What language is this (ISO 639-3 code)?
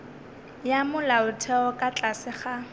nso